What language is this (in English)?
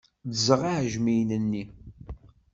Kabyle